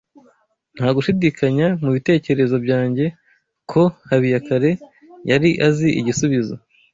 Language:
Kinyarwanda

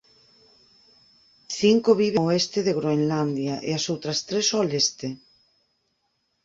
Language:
Galician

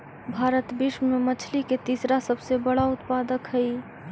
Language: Magahi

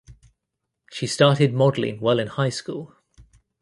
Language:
English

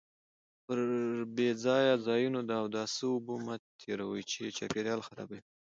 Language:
Pashto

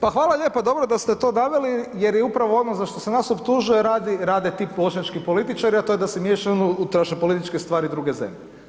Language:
Croatian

